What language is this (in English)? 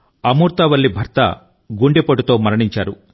Telugu